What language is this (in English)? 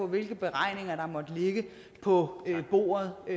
Danish